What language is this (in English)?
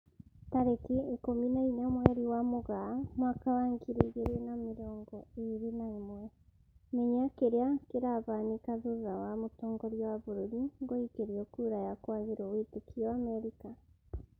Kikuyu